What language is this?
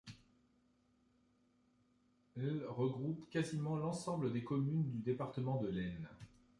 French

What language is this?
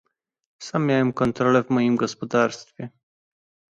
Polish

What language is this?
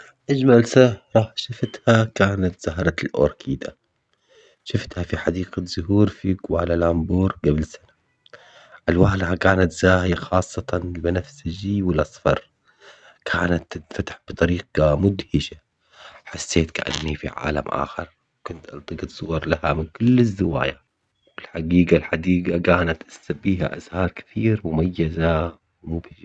Omani Arabic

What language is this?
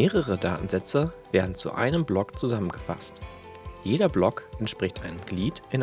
German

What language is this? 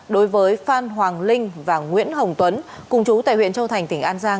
Vietnamese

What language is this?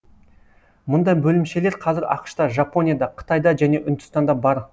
Kazakh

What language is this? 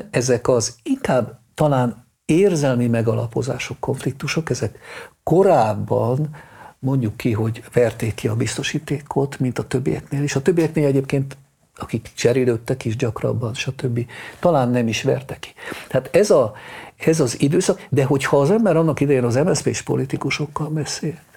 Hungarian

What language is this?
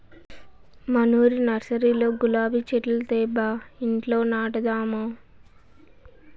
Telugu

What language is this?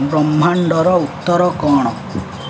Odia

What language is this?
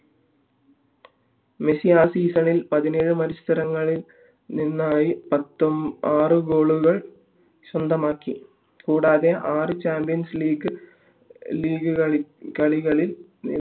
Malayalam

